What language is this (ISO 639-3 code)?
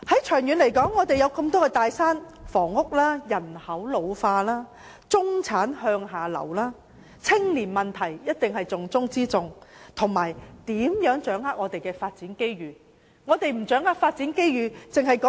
yue